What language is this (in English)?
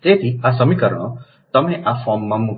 Gujarati